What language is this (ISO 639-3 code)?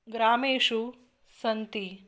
san